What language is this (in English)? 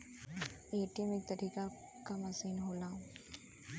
Bhojpuri